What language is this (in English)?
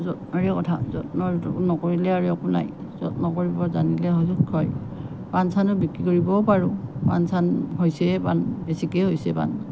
Assamese